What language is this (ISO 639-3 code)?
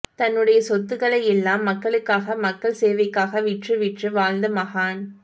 tam